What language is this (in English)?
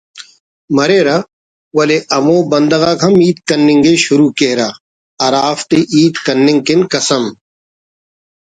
Brahui